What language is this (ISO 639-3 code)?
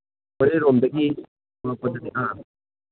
mni